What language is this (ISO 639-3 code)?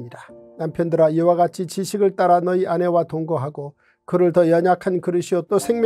kor